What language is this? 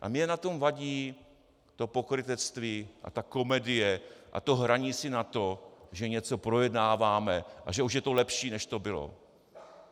Czech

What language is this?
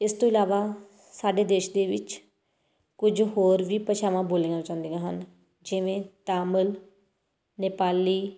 Punjabi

